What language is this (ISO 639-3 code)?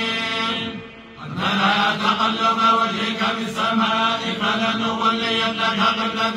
ara